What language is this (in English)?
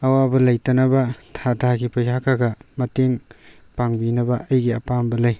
Manipuri